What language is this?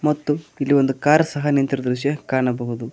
Kannada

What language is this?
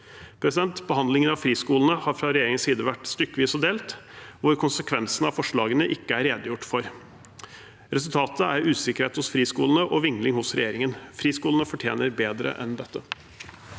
Norwegian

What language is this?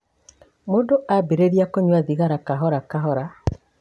Kikuyu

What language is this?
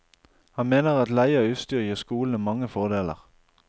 Norwegian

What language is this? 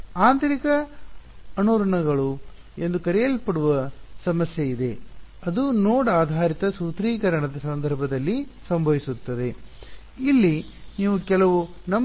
Kannada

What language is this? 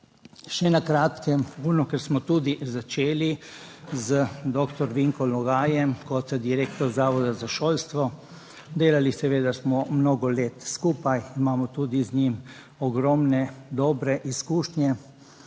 Slovenian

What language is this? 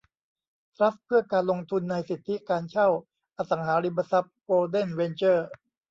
Thai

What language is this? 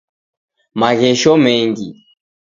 Taita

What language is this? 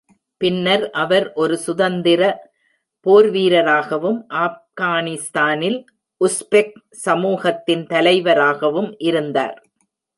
Tamil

